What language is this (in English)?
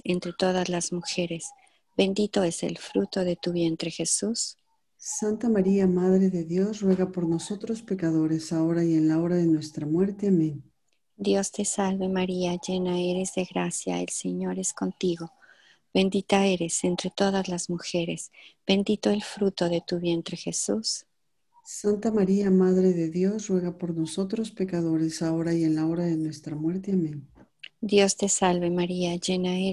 Spanish